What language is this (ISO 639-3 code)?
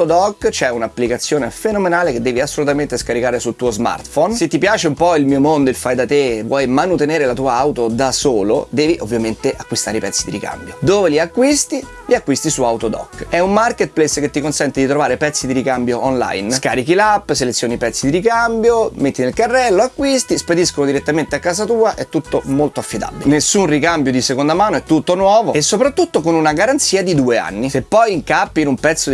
ita